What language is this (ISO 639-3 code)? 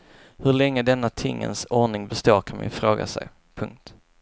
swe